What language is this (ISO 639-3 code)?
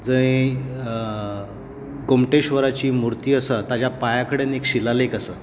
kok